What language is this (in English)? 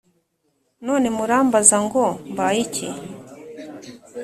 Kinyarwanda